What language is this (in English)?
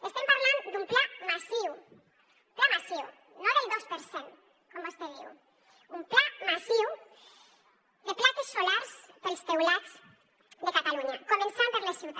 Catalan